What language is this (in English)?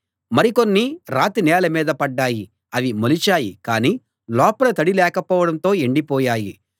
Telugu